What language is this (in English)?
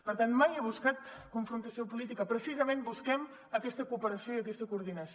Catalan